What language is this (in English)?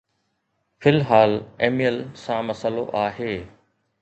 Sindhi